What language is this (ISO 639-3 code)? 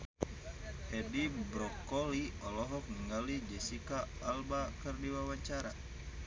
sun